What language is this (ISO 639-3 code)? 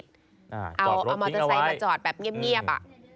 tha